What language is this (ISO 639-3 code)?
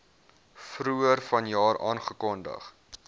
afr